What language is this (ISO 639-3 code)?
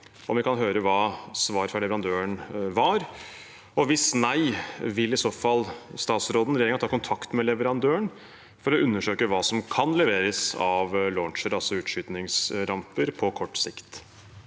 nor